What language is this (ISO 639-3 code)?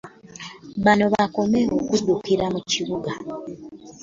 lug